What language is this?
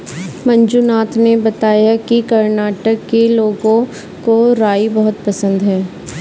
Hindi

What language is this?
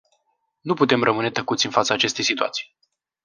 Romanian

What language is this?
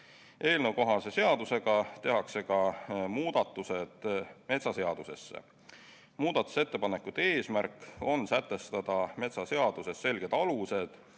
Estonian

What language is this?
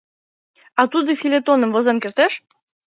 Mari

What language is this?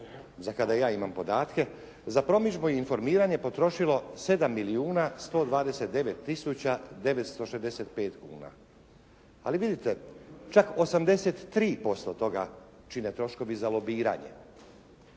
Croatian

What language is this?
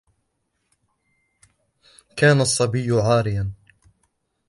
Arabic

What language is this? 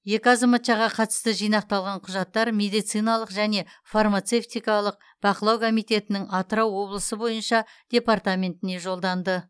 Kazakh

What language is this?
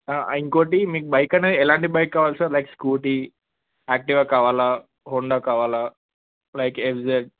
Telugu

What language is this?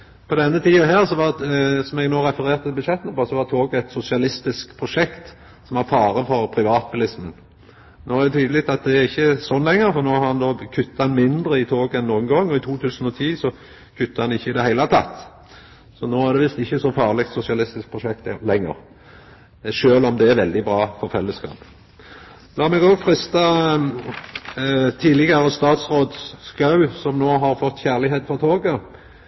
Norwegian Nynorsk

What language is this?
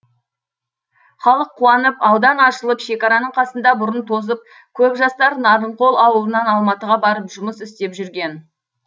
Kazakh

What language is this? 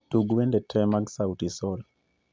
Luo (Kenya and Tanzania)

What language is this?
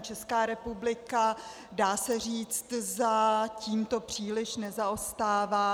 Czech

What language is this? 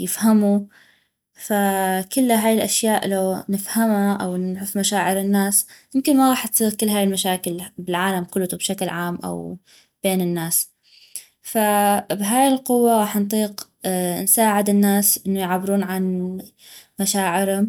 North Mesopotamian Arabic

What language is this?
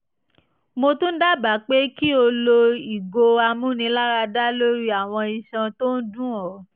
Yoruba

